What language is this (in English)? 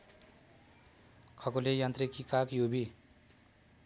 Nepali